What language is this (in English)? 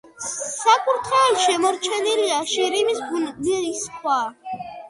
Georgian